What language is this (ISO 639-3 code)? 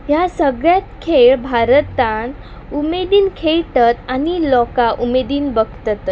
kok